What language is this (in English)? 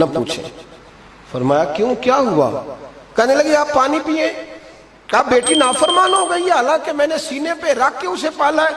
Urdu